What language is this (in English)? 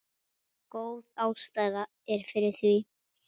Icelandic